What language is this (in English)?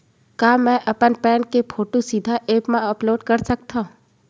Chhattisgarhi